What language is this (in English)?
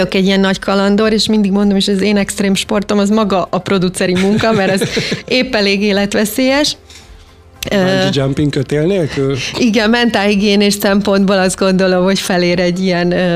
Hungarian